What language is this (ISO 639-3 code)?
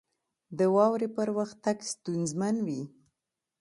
pus